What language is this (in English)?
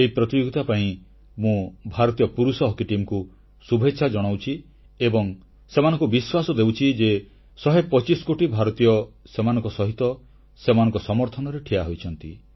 Odia